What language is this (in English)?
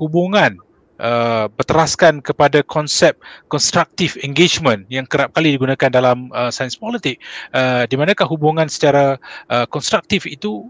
Malay